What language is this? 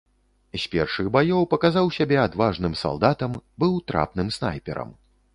Belarusian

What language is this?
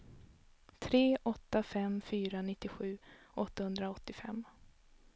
Swedish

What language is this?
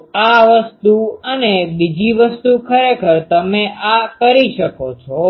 Gujarati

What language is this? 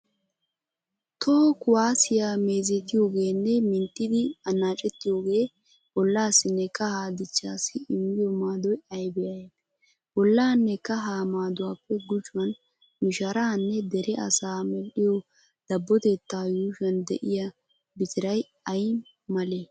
Wolaytta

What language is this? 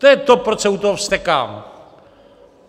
Czech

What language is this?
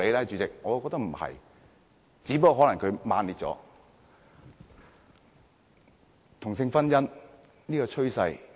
Cantonese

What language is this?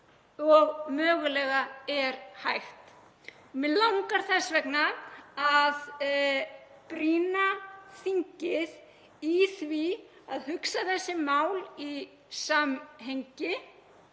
Icelandic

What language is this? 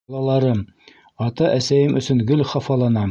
Bashkir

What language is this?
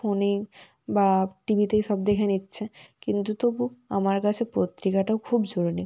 Bangla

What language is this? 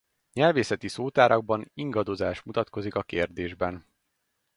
Hungarian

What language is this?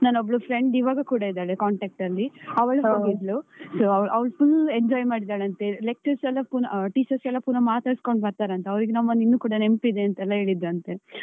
Kannada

